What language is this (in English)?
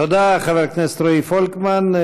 Hebrew